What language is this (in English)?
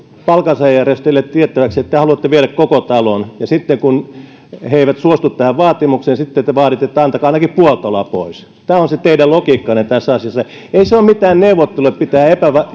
Finnish